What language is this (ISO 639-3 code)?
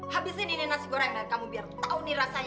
ind